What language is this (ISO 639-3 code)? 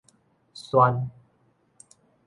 nan